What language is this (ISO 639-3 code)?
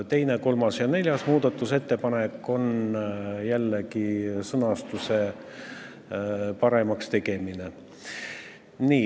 est